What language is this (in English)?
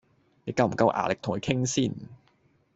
Cantonese